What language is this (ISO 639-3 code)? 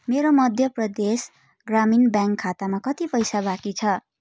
nep